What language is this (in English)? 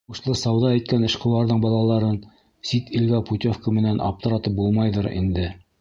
Bashkir